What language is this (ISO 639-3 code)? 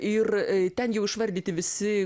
lit